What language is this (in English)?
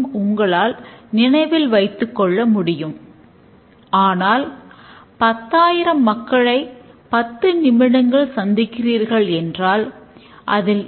Tamil